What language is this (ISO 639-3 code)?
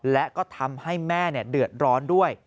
tha